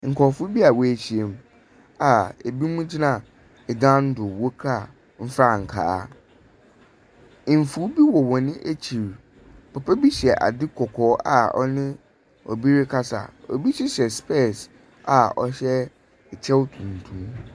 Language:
Akan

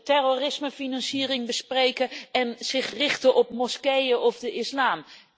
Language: Dutch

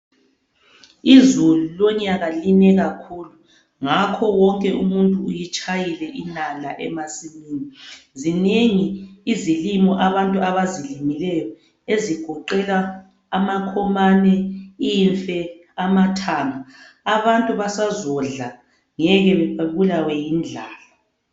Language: North Ndebele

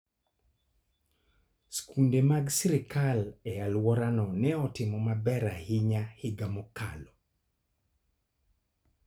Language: Luo (Kenya and Tanzania)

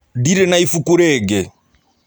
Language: Kikuyu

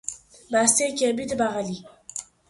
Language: Persian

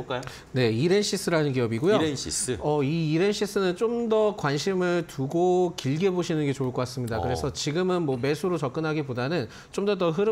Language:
Korean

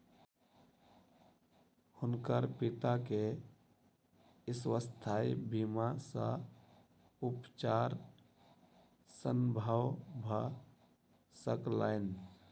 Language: Maithili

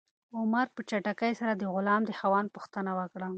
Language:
Pashto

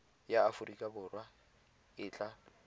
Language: Tswana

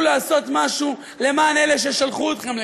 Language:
Hebrew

